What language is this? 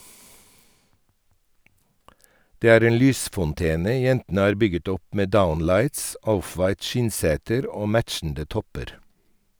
Norwegian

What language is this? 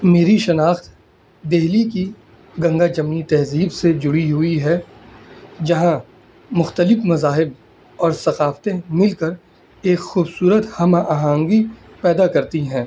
Urdu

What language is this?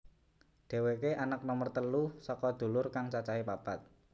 Javanese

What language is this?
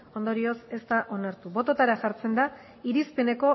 Basque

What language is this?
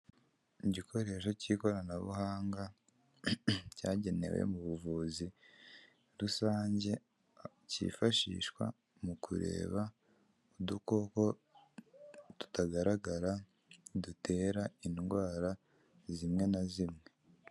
Kinyarwanda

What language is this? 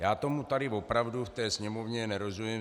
Czech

